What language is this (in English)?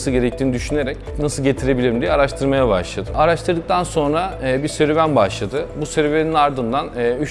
Turkish